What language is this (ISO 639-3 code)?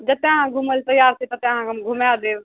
mai